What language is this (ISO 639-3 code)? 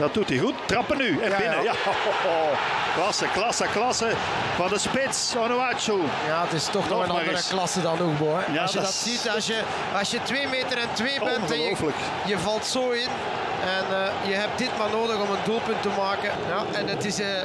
nld